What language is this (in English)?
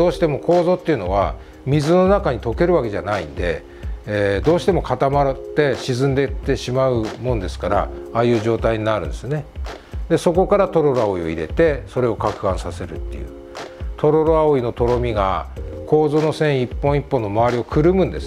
Japanese